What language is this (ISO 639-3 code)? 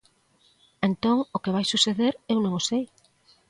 glg